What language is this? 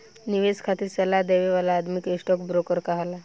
Bhojpuri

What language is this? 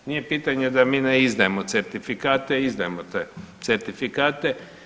Croatian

